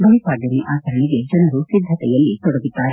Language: Kannada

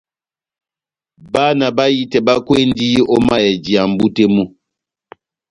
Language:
Batanga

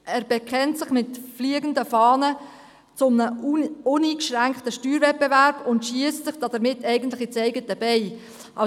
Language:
Swiss German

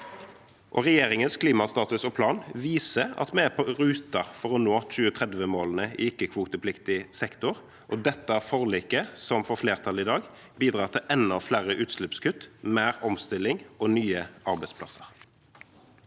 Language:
Norwegian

